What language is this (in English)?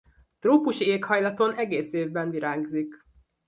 Hungarian